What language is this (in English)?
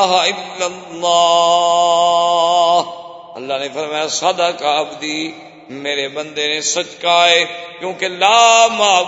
Urdu